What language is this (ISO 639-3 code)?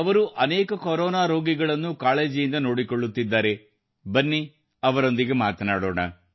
kan